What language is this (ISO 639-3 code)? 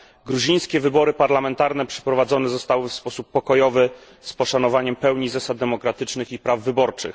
pol